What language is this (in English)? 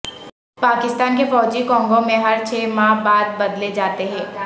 Urdu